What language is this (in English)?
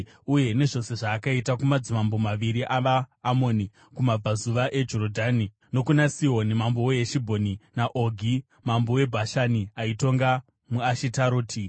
Shona